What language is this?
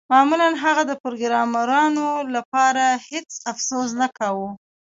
Pashto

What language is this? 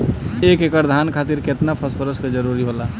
Bhojpuri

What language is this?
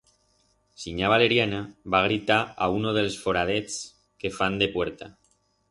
Aragonese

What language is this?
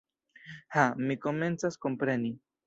Esperanto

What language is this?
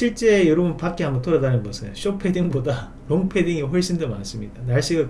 Korean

